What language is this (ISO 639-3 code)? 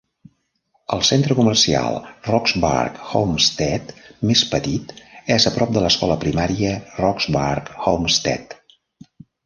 cat